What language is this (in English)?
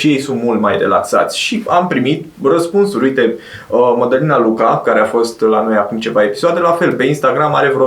Romanian